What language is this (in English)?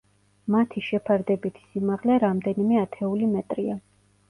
Georgian